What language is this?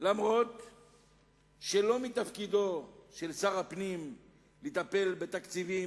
Hebrew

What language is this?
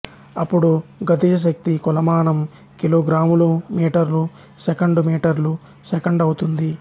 Telugu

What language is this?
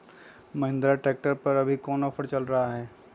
Magahi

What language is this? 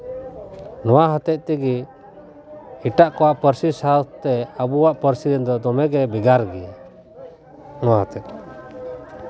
Santali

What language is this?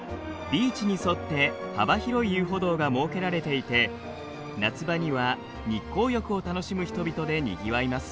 Japanese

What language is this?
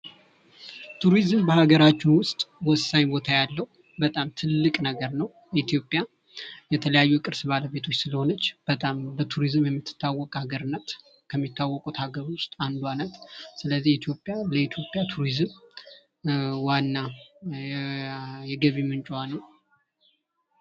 Amharic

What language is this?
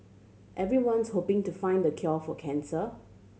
English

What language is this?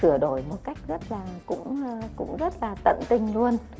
Vietnamese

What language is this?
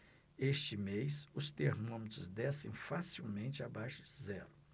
Portuguese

